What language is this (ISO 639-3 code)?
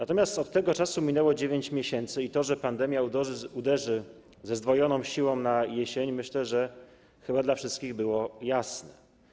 pol